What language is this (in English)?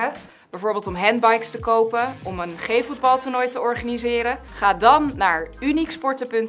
Dutch